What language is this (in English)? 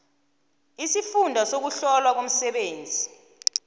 South Ndebele